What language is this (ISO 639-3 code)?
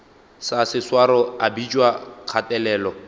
nso